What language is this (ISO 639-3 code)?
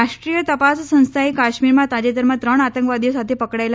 guj